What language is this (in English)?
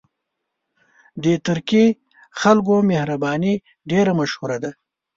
Pashto